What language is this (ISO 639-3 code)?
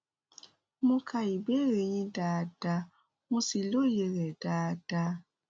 yor